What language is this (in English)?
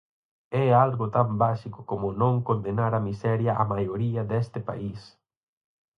Galician